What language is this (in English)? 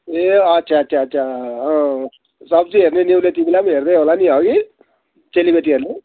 Nepali